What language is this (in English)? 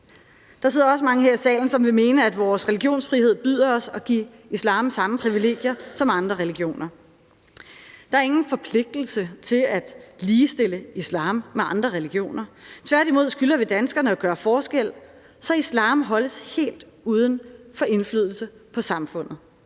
Danish